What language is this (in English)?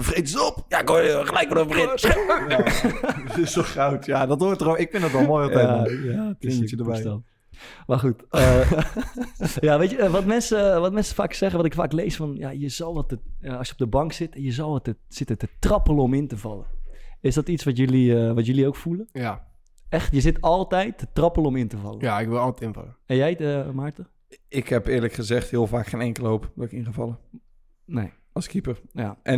Dutch